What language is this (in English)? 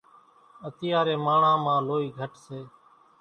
Kachi Koli